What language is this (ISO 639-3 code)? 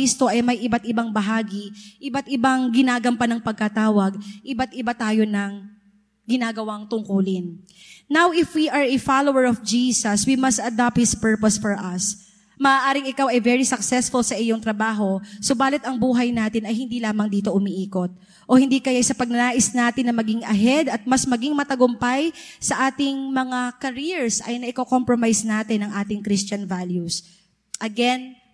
fil